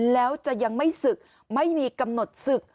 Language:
Thai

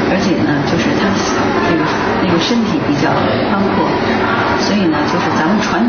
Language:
Chinese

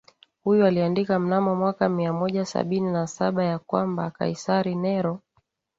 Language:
Swahili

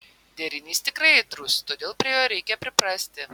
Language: Lithuanian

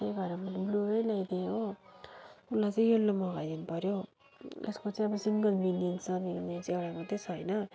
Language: Nepali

